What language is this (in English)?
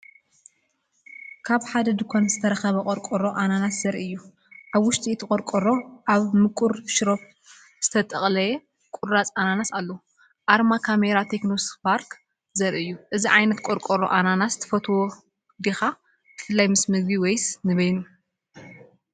Tigrinya